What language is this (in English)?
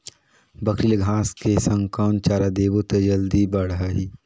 Chhattisgarhi